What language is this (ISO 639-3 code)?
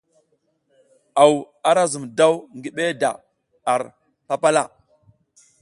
giz